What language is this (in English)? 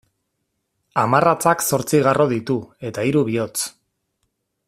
Basque